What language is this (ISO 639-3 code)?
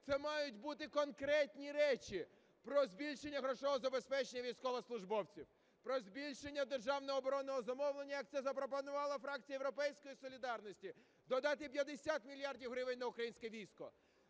ukr